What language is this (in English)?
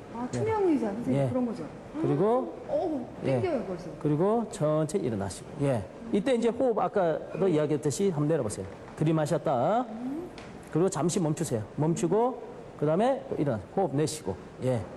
Korean